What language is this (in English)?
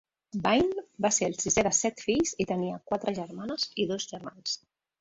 Catalan